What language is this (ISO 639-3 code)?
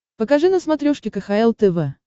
rus